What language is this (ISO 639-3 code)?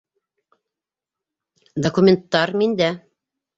bak